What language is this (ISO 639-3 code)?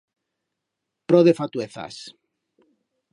arg